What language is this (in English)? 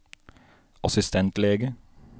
Norwegian